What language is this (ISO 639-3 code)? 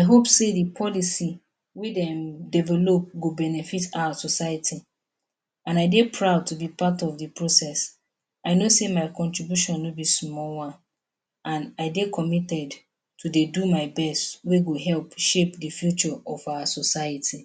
pcm